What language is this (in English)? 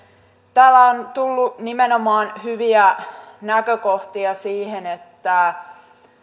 Finnish